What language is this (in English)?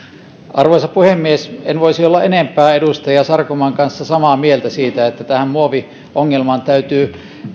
Finnish